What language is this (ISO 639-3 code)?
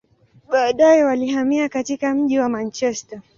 swa